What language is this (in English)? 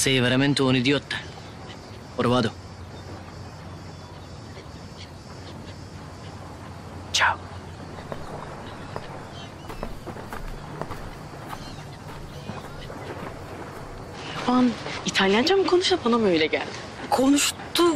Turkish